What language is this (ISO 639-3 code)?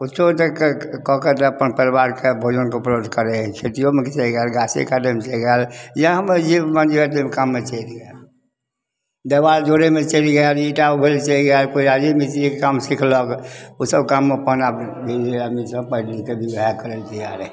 mai